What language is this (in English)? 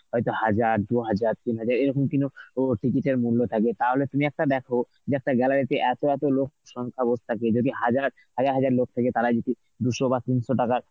Bangla